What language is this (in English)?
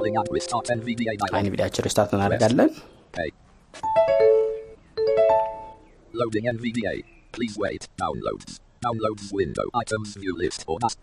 Amharic